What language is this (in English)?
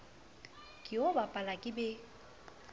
Southern Sotho